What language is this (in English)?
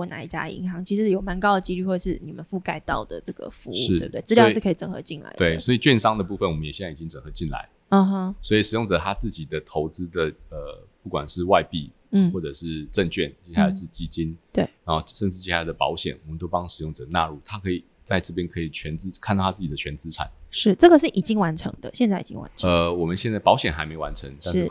Chinese